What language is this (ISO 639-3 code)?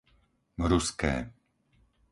slk